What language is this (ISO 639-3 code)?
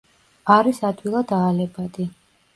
kat